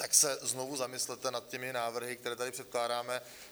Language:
Czech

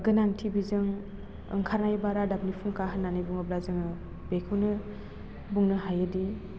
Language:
Bodo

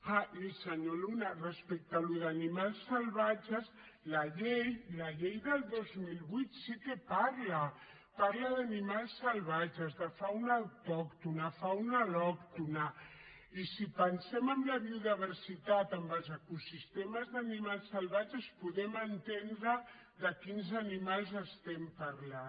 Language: Catalan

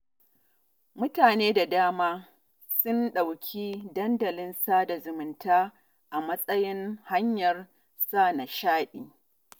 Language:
Hausa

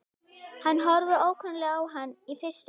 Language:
Icelandic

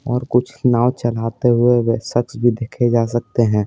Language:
Hindi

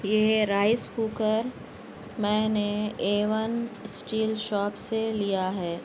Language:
Urdu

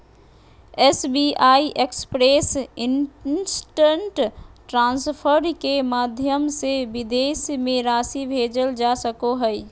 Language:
Magahi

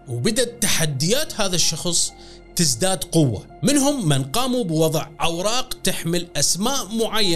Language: Arabic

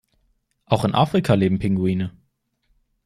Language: German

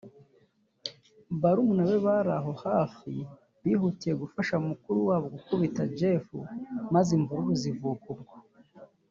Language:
Kinyarwanda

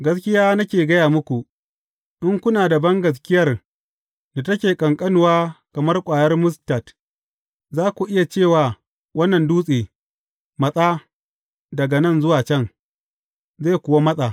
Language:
Hausa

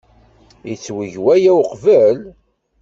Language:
Kabyle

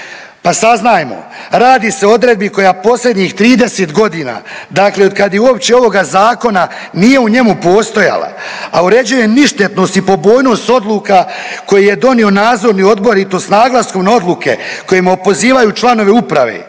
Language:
Croatian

